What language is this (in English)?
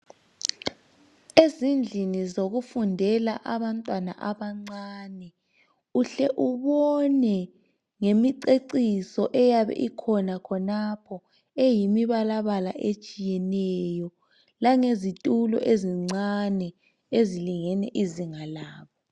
North Ndebele